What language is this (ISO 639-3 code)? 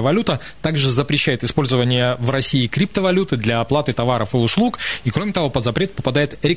rus